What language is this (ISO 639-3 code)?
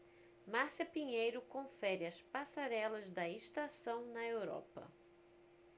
por